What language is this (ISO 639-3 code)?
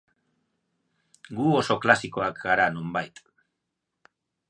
eus